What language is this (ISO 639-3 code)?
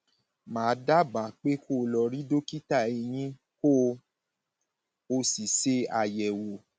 yor